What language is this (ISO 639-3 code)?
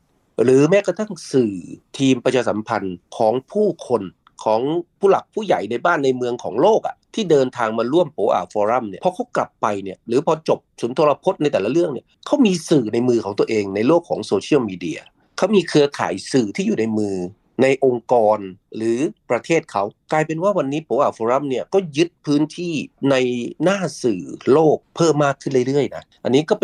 tha